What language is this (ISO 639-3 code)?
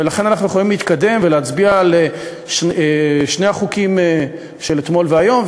heb